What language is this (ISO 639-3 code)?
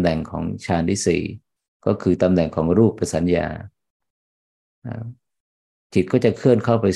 tha